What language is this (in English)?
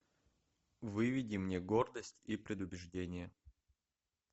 Russian